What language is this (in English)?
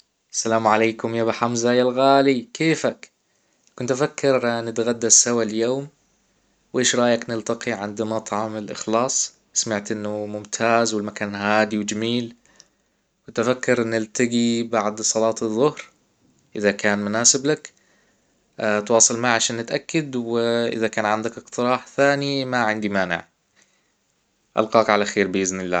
Hijazi Arabic